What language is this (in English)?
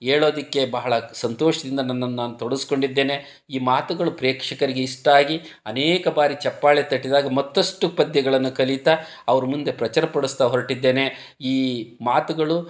Kannada